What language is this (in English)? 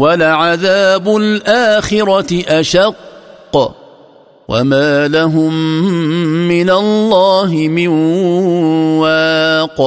Arabic